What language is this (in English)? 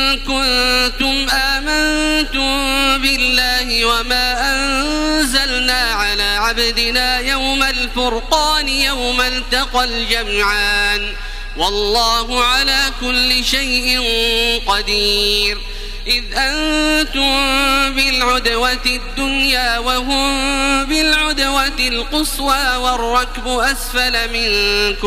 Arabic